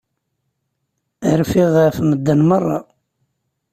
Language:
Kabyle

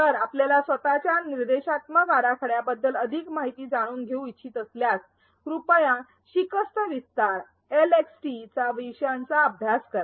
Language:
Marathi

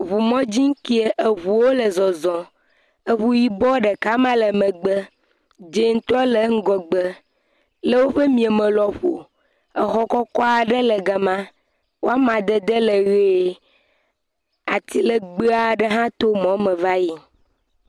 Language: Ewe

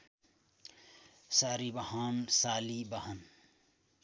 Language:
Nepali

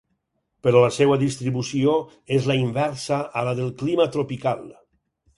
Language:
Catalan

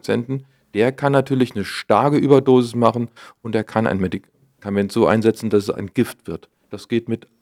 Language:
German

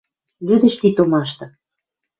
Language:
Western Mari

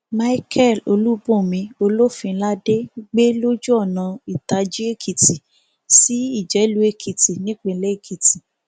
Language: Yoruba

